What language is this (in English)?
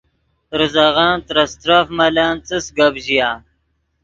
Yidgha